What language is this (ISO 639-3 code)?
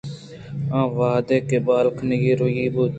bgp